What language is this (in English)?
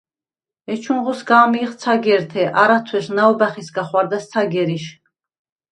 Svan